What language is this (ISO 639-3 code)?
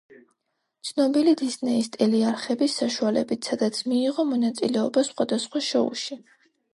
kat